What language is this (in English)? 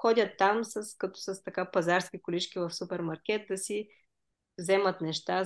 Bulgarian